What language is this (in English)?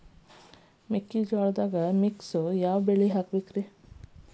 Kannada